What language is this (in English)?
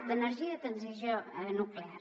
Catalan